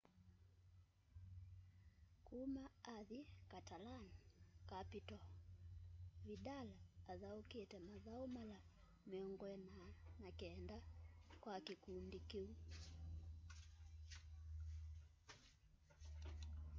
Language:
Kamba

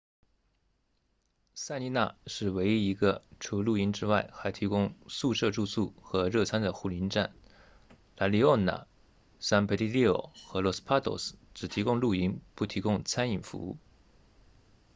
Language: Chinese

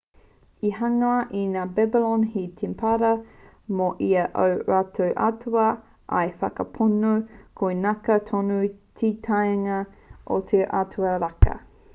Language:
Māori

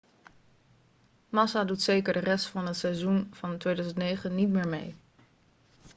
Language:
Dutch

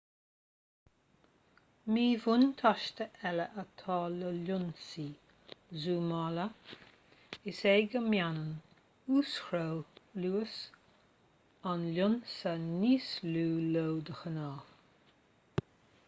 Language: Irish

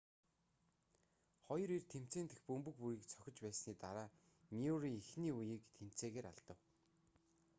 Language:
Mongolian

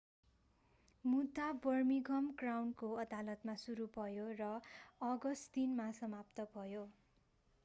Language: Nepali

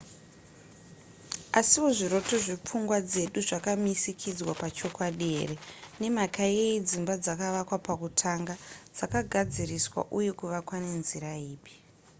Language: Shona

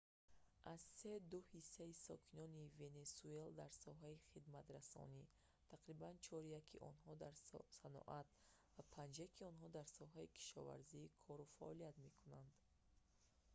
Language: Tajik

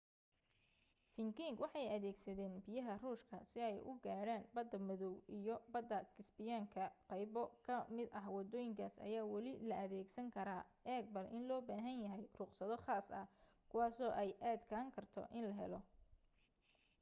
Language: Somali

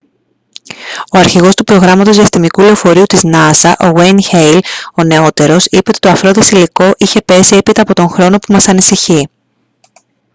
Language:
Greek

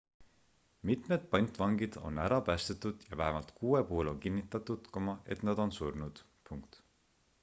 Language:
Estonian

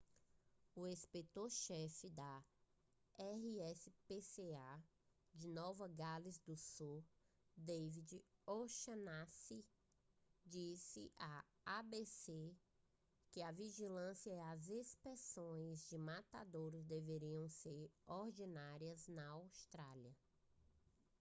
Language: Portuguese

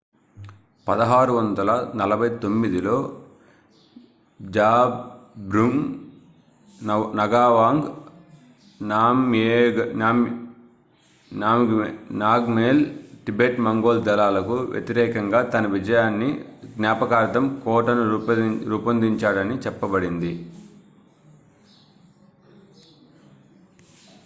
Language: Telugu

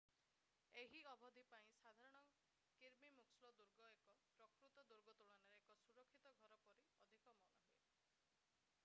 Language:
Odia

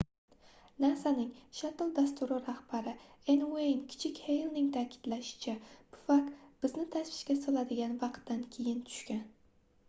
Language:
Uzbek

